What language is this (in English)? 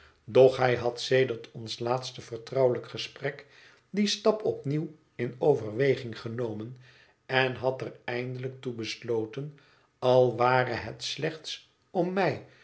Dutch